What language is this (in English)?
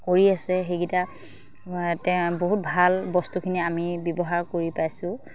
Assamese